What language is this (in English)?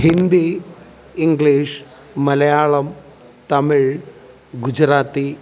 Malayalam